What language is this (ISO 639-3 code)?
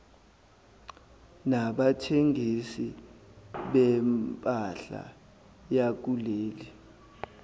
zul